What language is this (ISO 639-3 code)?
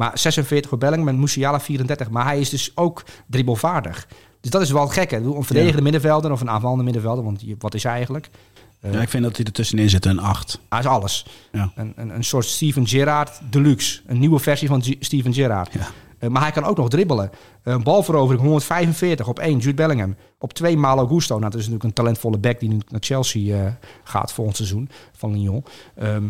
nld